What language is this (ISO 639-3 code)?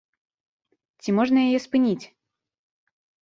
bel